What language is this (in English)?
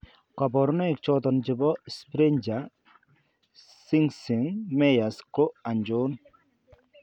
Kalenjin